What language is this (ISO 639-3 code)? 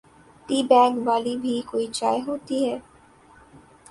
urd